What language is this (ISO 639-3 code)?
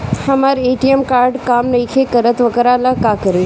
bho